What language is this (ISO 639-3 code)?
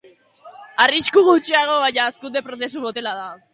eus